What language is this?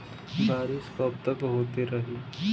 Bhojpuri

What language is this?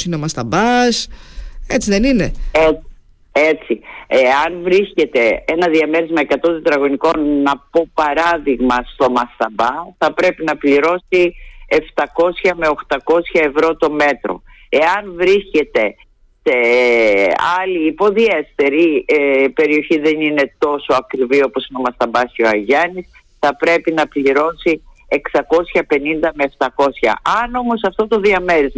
Greek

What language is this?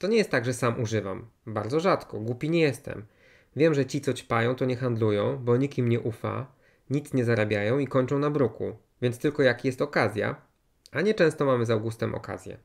Polish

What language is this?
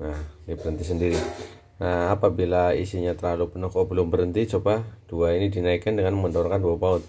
Indonesian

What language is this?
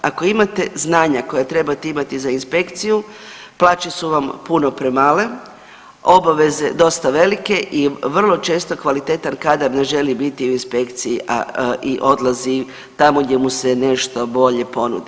Croatian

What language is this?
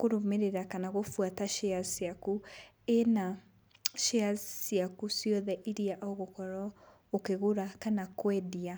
Kikuyu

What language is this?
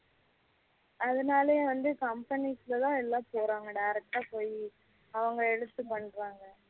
Tamil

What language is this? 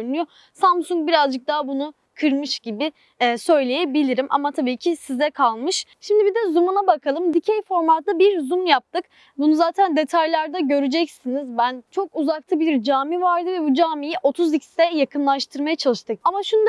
Turkish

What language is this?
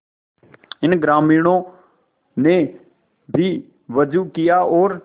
Hindi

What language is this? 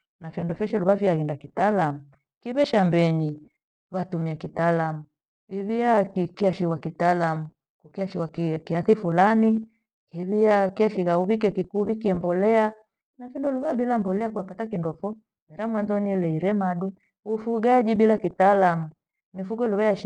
Gweno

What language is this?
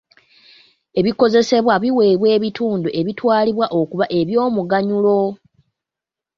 Ganda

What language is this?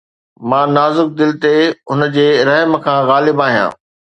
Sindhi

